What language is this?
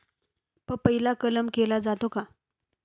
Marathi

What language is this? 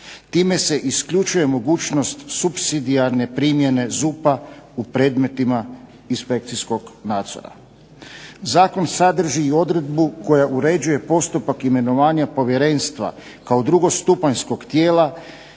Croatian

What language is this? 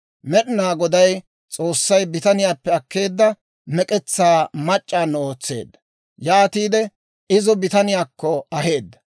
Dawro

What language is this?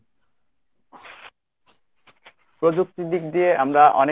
Bangla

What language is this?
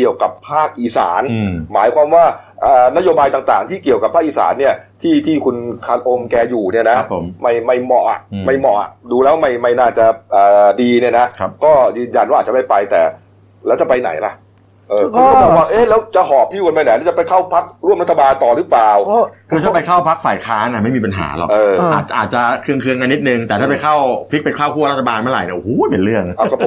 Thai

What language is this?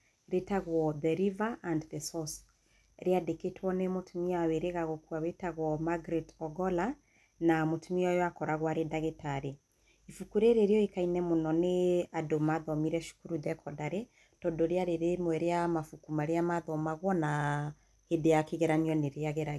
Kikuyu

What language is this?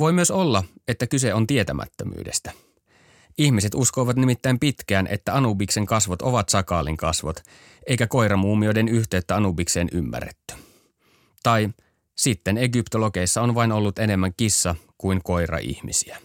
Finnish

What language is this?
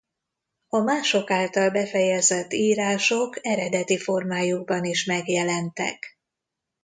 Hungarian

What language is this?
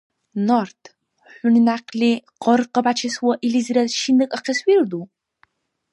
Dargwa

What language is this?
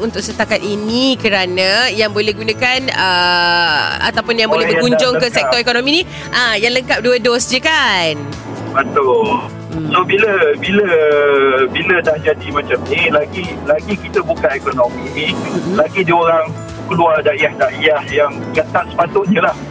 Malay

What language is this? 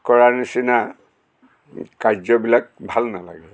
Assamese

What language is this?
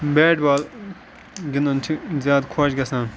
Kashmiri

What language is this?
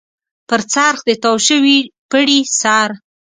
Pashto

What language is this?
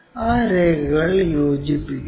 Malayalam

